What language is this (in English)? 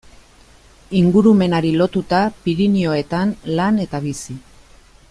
Basque